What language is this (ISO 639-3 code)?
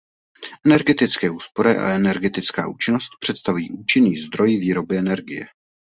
ces